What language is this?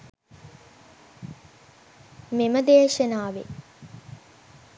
Sinhala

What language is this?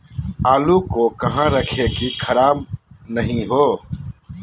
Magahi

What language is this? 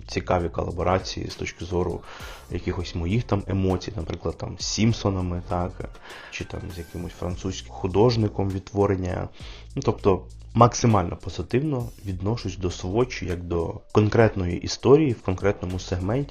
Ukrainian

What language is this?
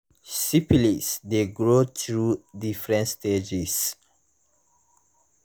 Nigerian Pidgin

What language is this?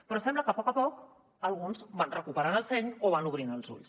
Catalan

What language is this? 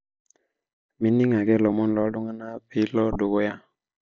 Masai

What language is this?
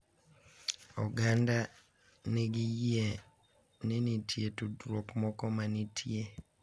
Luo (Kenya and Tanzania)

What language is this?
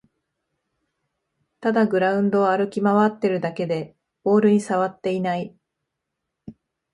Japanese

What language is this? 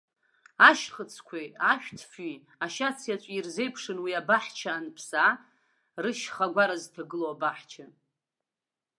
Abkhazian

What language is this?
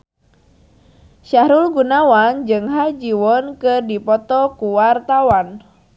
Sundanese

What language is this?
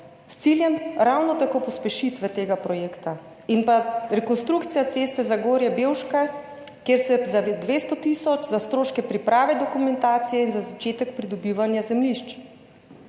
Slovenian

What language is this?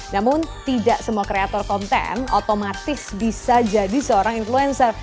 Indonesian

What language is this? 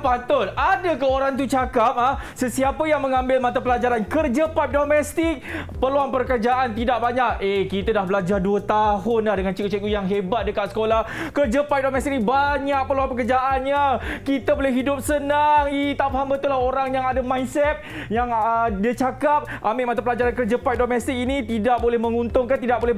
Malay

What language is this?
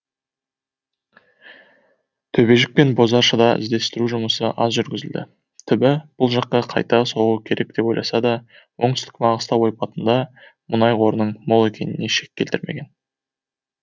Kazakh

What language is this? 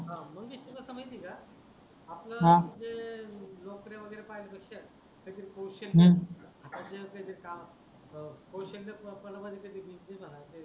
Marathi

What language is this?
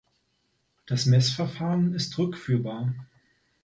German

